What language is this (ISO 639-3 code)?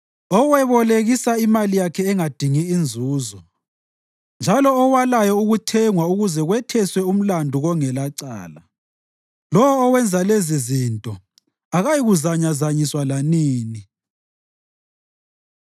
nde